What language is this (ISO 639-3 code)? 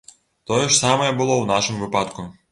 bel